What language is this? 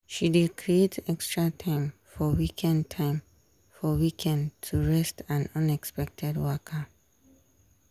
Nigerian Pidgin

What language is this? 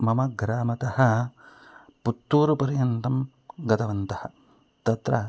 Sanskrit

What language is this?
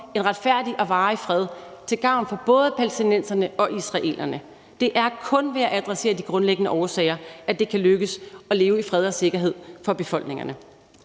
Danish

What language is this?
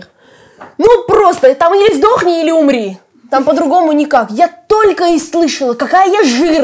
Russian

